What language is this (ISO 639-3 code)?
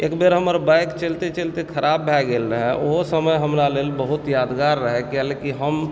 mai